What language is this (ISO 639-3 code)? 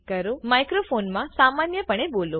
guj